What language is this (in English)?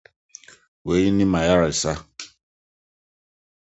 Akan